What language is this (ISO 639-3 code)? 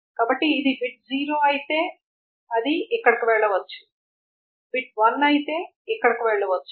tel